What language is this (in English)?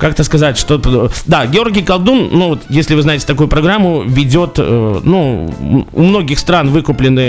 Russian